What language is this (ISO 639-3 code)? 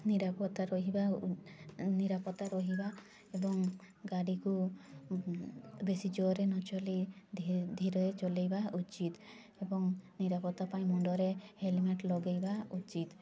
ori